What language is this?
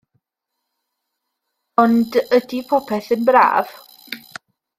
Welsh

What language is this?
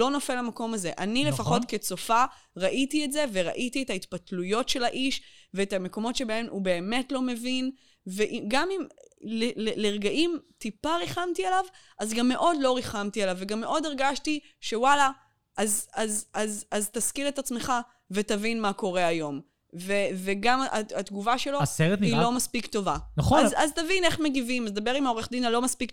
Hebrew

